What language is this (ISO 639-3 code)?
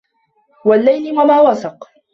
ara